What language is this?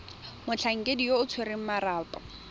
Tswana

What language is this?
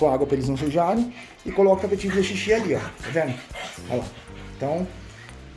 Portuguese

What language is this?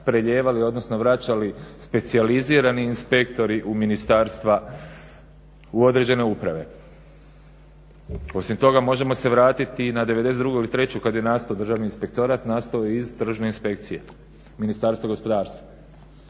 Croatian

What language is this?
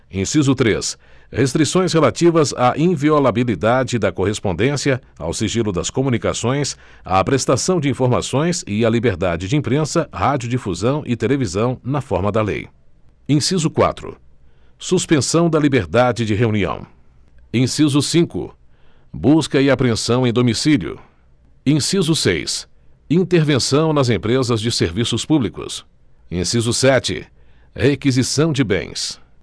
Portuguese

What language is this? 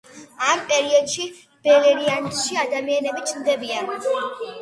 Georgian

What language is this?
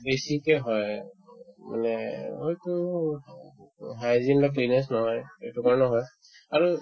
Assamese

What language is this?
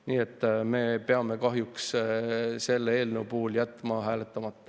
Estonian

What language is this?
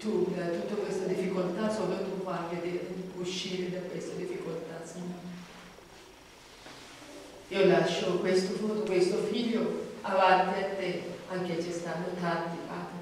Italian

